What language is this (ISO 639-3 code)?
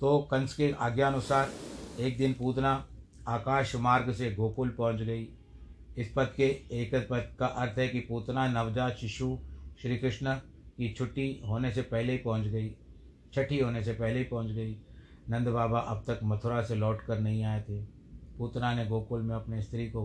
hin